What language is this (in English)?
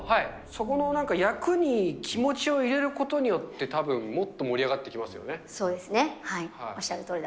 Japanese